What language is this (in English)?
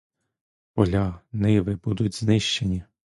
Ukrainian